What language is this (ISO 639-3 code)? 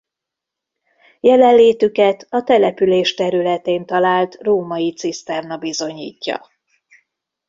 hun